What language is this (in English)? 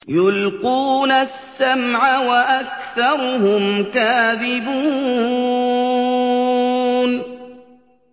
Arabic